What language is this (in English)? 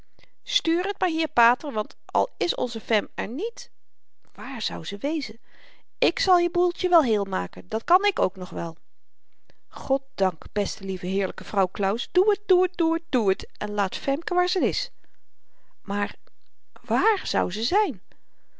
Dutch